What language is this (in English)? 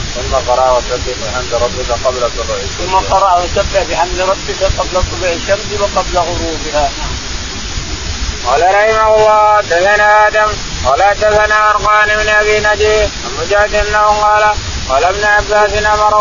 Arabic